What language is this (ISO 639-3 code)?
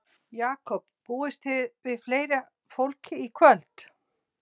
isl